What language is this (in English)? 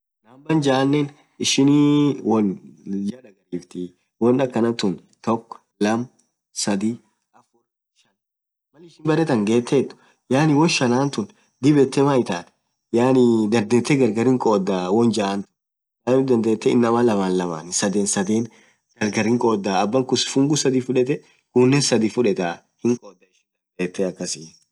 Orma